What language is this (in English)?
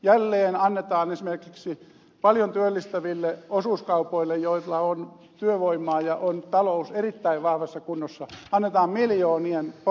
Finnish